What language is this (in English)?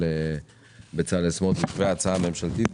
Hebrew